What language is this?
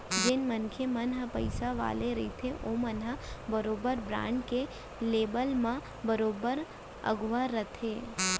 Chhattisgarhi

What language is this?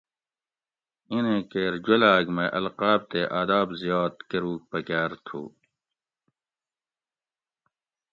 Gawri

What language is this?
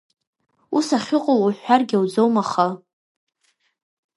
Abkhazian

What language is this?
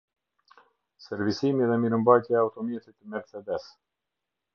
Albanian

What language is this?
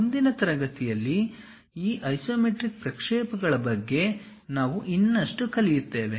Kannada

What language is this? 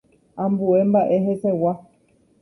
Guarani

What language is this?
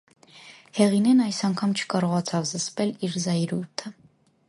Armenian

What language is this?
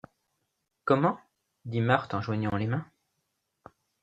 French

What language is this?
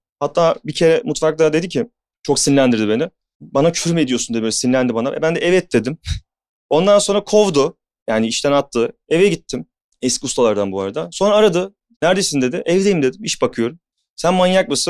Turkish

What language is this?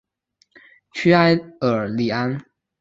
Chinese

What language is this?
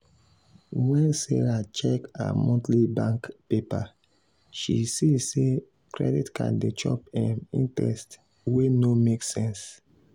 Nigerian Pidgin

